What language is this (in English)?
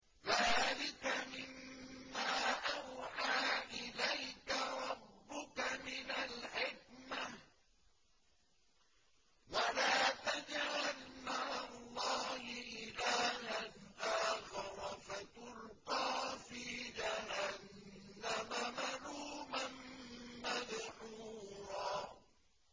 Arabic